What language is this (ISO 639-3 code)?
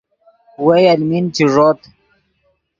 ydg